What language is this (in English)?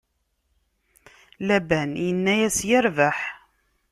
Kabyle